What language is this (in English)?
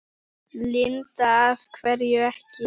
Icelandic